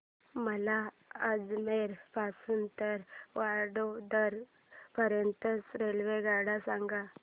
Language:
Marathi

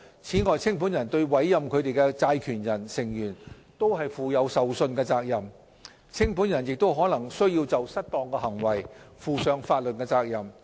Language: Cantonese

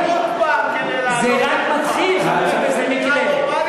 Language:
Hebrew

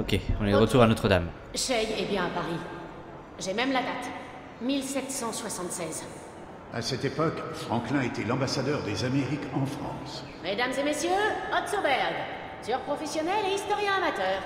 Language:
French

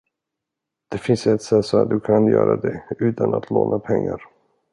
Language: Swedish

